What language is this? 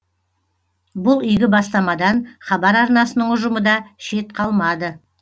Kazakh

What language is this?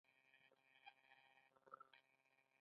Pashto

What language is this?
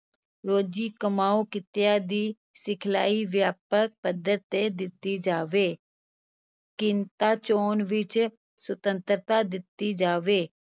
Punjabi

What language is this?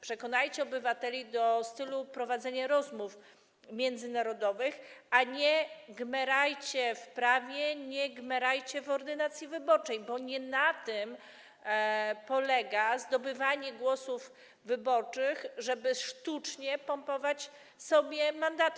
Polish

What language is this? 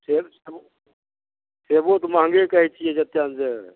Maithili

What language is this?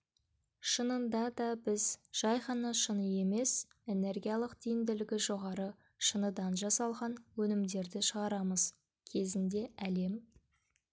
Kazakh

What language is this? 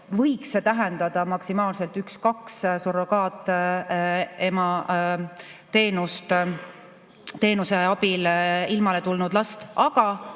Estonian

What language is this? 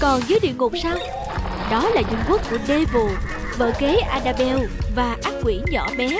Vietnamese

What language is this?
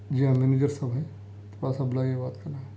Urdu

